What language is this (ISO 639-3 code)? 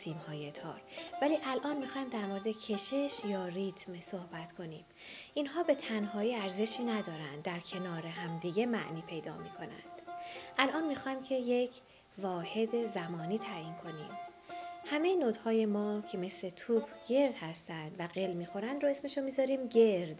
fas